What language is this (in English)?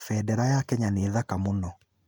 Kikuyu